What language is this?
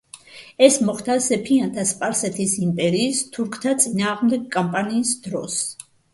Georgian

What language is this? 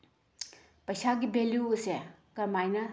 Manipuri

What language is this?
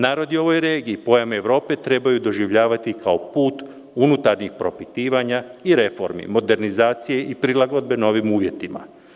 Serbian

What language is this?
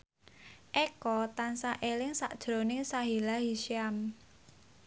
Javanese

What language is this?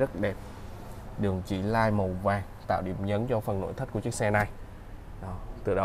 Vietnamese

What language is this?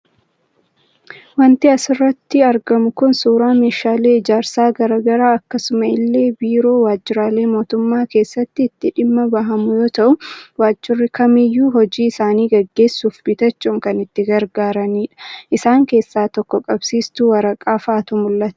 Oromo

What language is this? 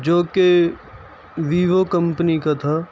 Urdu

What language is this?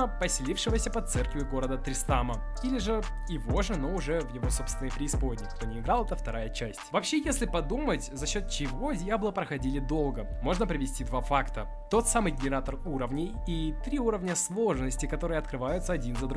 Russian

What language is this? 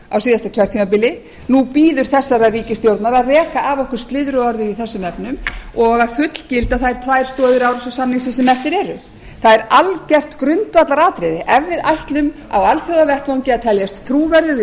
Icelandic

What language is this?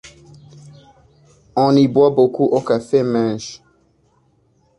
French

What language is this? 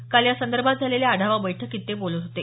Marathi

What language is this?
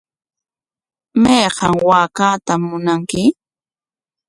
Corongo Ancash Quechua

